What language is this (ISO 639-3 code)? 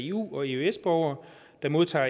dan